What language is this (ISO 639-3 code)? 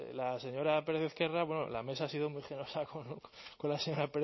spa